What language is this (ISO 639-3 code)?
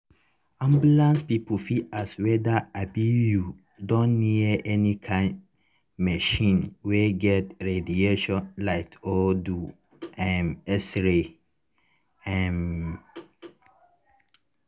pcm